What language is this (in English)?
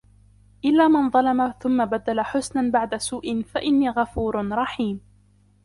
Arabic